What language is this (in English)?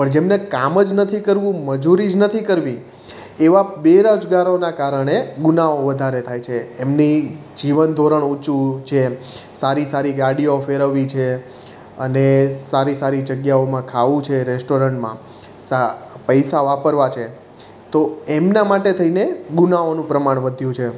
Gujarati